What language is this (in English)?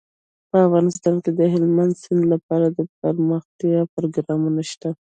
Pashto